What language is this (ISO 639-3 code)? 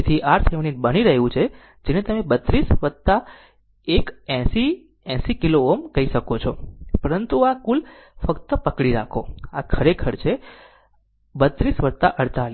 guj